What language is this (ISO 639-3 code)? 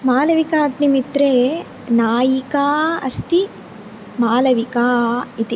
san